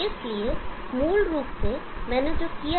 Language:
Hindi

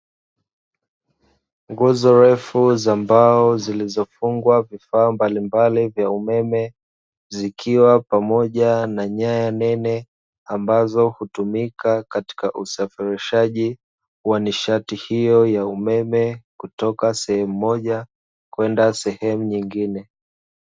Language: Swahili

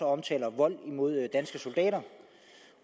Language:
Danish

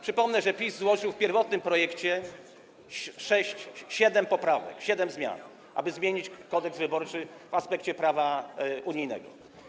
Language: Polish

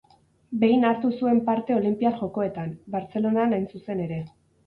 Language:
Basque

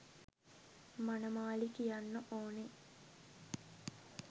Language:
Sinhala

